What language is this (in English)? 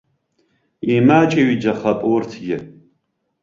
Abkhazian